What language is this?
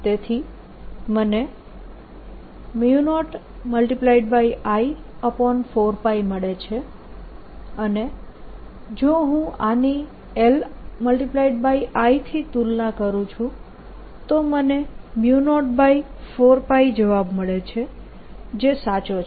Gujarati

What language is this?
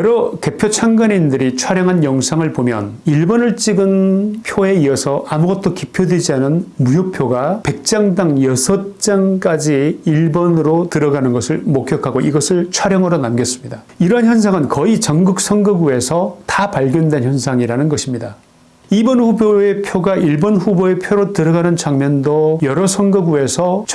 Korean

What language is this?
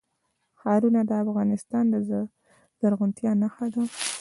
Pashto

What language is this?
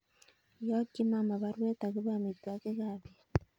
Kalenjin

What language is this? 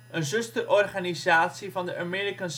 Dutch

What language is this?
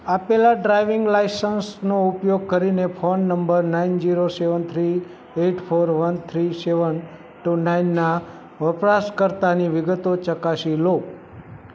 Gujarati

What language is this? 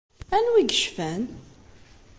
Kabyle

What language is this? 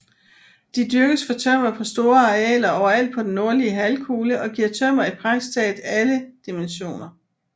Danish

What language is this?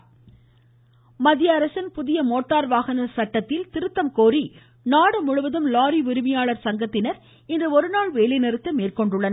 Tamil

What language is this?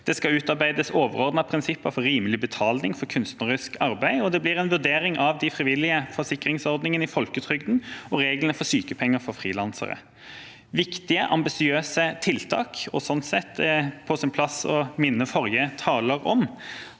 Norwegian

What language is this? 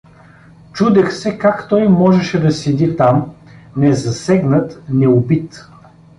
Bulgarian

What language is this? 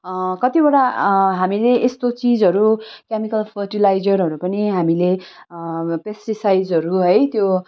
Nepali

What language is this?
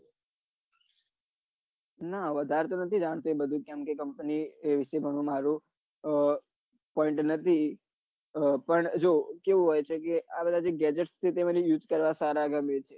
Gujarati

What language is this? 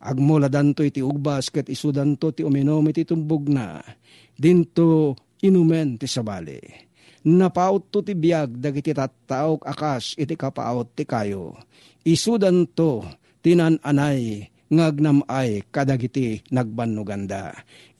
Filipino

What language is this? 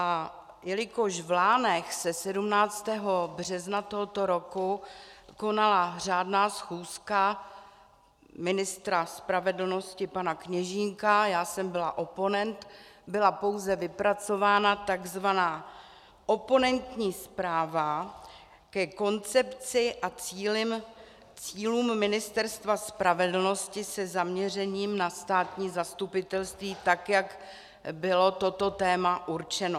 Czech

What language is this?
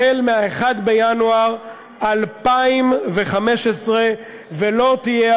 Hebrew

